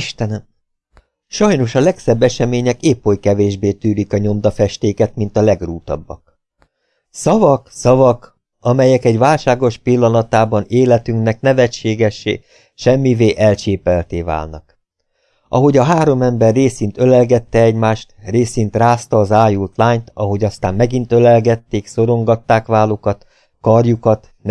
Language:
Hungarian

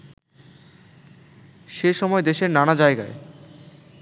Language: Bangla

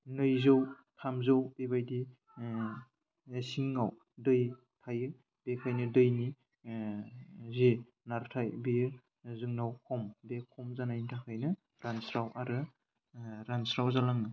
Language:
Bodo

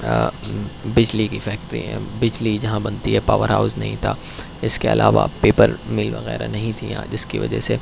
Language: Urdu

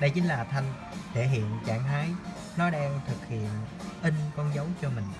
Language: Vietnamese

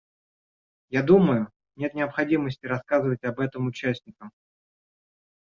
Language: Russian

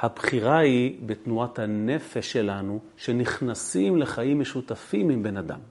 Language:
Hebrew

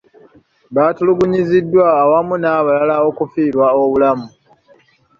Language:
Ganda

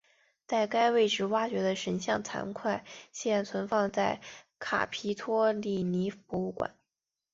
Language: Chinese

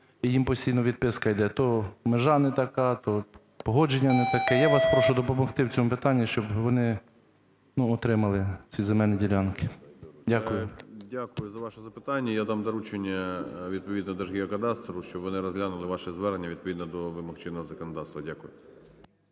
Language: Ukrainian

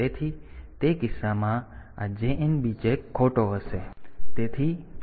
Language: Gujarati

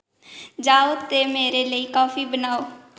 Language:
Dogri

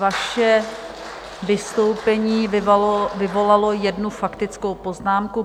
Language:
Czech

